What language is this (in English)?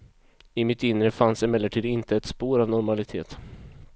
Swedish